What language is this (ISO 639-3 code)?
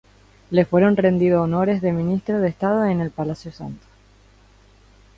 spa